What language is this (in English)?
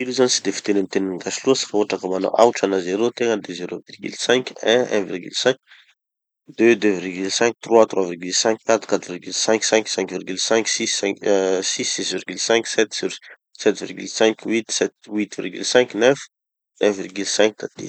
Tanosy Malagasy